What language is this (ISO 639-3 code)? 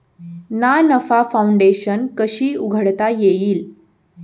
mar